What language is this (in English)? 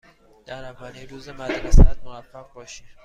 Persian